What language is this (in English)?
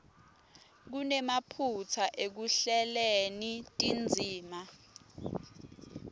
Swati